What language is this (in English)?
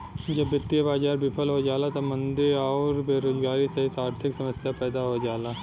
Bhojpuri